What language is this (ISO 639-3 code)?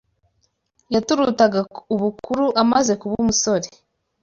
kin